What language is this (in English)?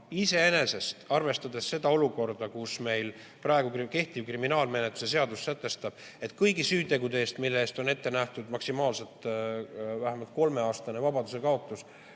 Estonian